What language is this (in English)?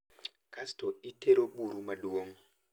Luo (Kenya and Tanzania)